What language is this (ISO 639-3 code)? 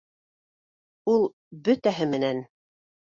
bak